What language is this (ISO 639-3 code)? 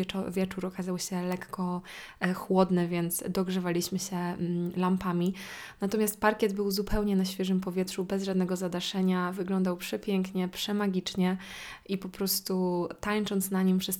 pol